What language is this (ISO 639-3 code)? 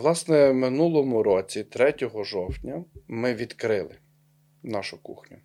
ukr